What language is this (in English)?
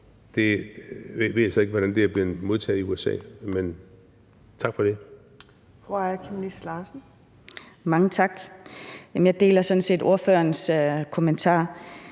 Danish